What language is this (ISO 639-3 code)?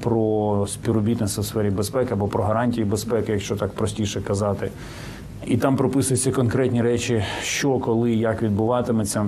ukr